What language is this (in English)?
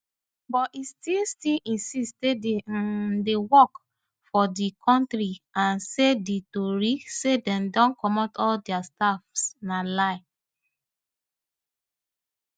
Nigerian Pidgin